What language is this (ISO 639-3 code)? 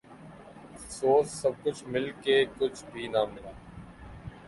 urd